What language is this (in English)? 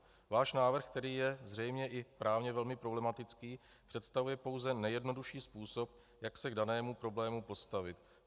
Czech